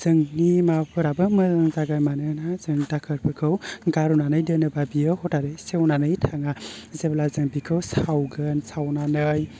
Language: Bodo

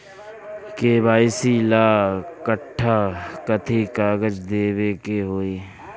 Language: Bhojpuri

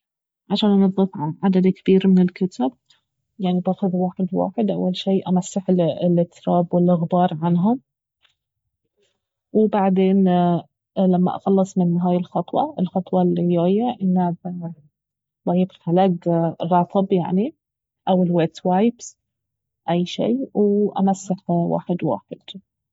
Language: Baharna Arabic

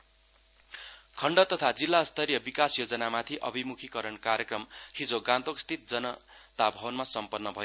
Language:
Nepali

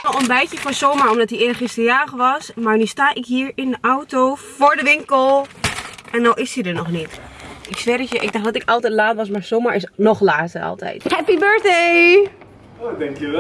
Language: Dutch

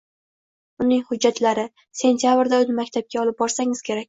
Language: Uzbek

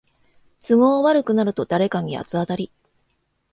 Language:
Japanese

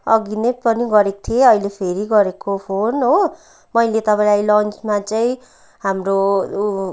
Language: Nepali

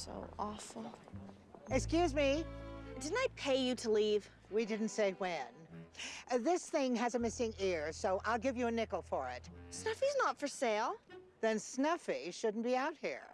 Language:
English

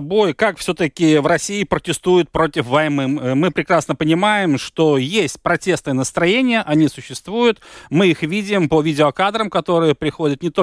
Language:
Russian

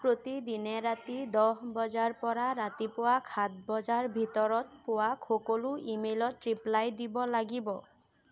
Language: Assamese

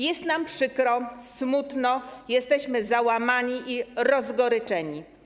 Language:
Polish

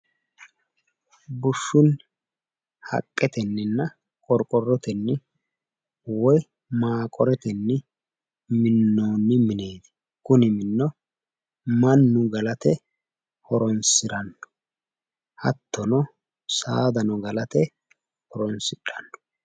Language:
Sidamo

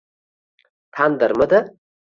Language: Uzbek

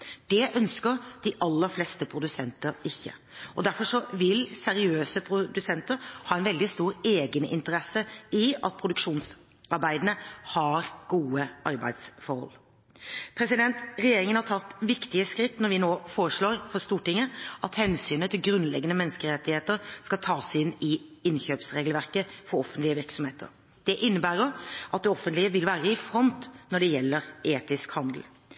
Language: Norwegian Bokmål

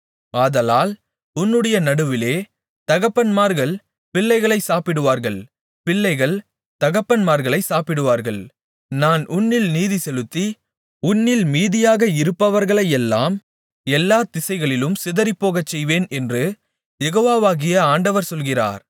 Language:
Tamil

